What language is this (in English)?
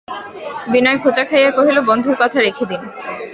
Bangla